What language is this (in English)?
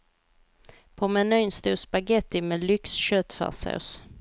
Swedish